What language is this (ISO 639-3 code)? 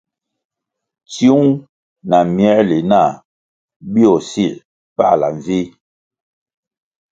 nmg